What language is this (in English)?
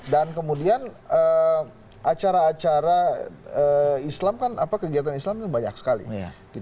Indonesian